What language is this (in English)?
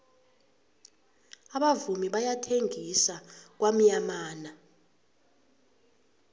South Ndebele